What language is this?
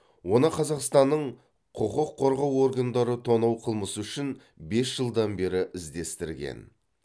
Kazakh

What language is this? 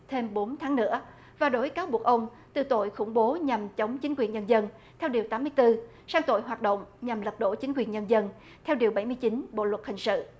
Vietnamese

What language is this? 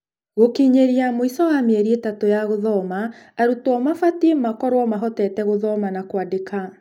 Kikuyu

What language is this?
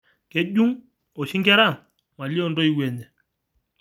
Masai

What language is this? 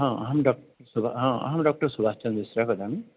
Sanskrit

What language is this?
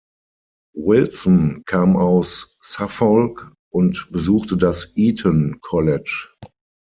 German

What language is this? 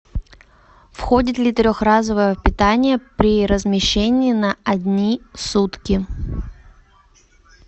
Russian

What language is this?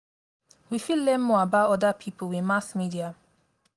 Nigerian Pidgin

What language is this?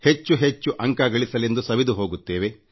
Kannada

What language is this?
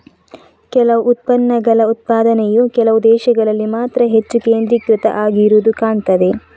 Kannada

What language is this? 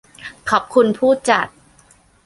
Thai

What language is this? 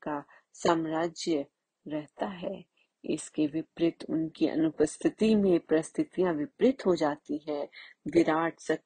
Hindi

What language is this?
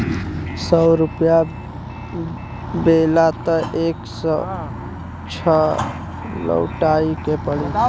Bhojpuri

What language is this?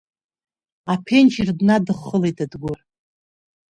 Abkhazian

